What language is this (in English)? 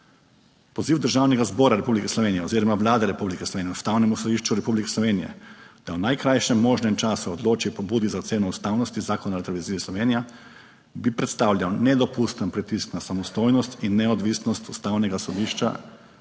Slovenian